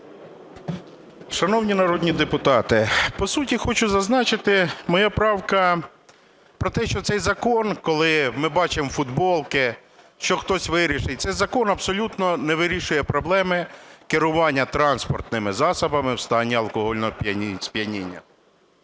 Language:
Ukrainian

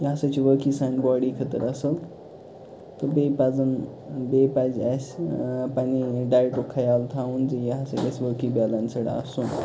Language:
Kashmiri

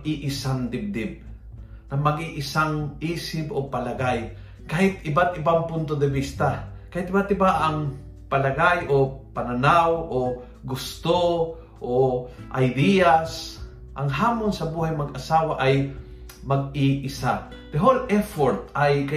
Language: Filipino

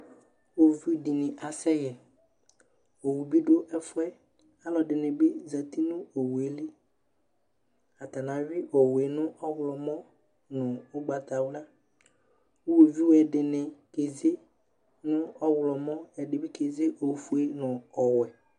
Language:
Ikposo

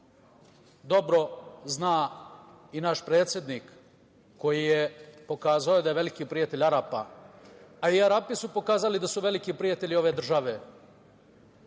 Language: Serbian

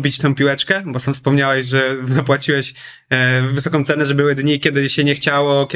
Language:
Polish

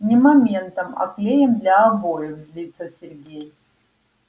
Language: Russian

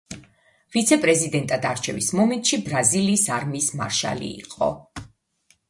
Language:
Georgian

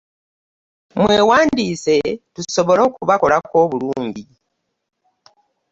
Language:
Ganda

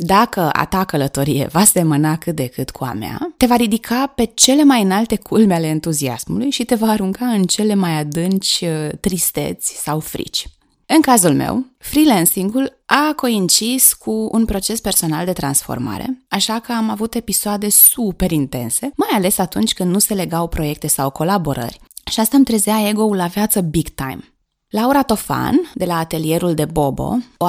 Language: Romanian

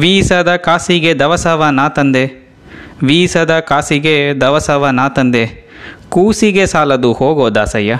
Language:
Kannada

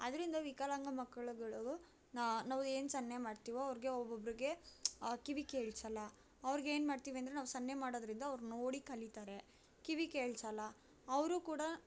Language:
Kannada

